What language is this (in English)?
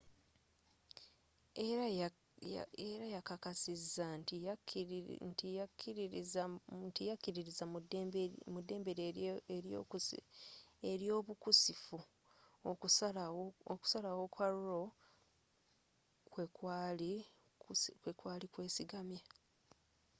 Ganda